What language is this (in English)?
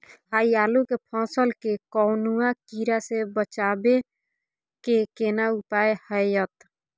Maithili